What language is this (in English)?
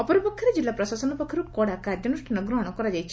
Odia